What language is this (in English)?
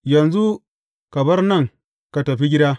Hausa